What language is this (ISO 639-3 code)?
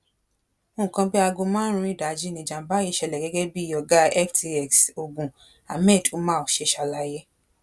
yor